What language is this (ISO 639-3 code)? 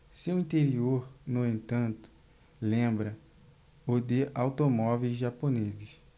por